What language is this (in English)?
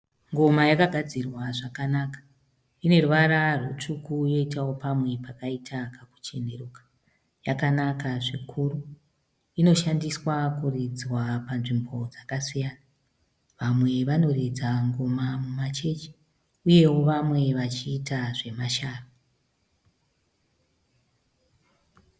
Shona